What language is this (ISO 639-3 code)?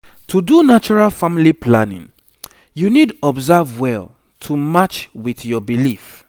pcm